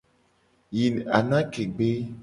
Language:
Gen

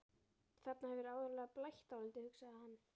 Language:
Icelandic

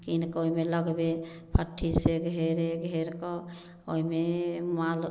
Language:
Maithili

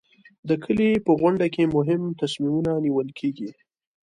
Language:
Pashto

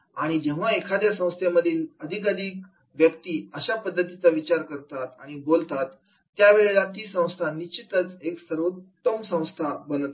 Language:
Marathi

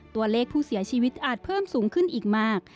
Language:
Thai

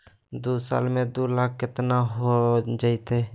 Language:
Magahi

